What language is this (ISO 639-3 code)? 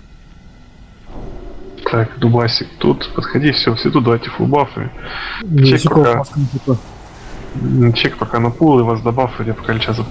rus